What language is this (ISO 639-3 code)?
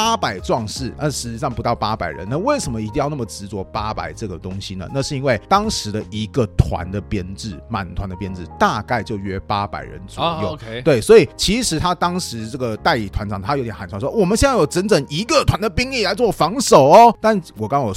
zho